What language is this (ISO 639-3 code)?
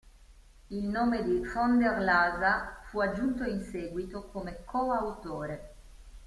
ita